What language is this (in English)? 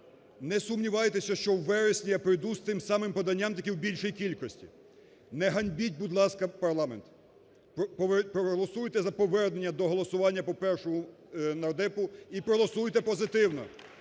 Ukrainian